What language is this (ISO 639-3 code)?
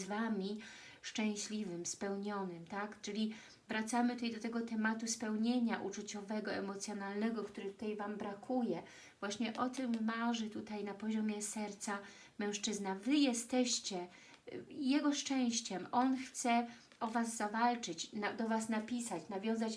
pol